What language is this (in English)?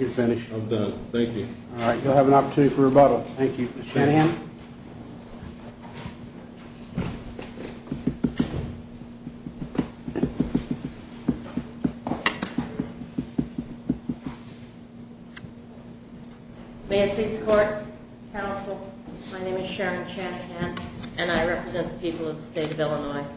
English